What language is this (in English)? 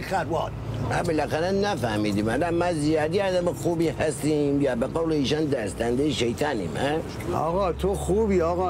Persian